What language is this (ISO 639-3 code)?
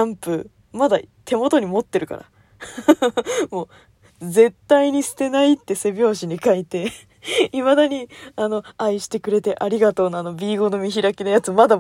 jpn